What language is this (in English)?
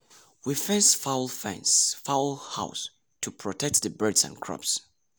Nigerian Pidgin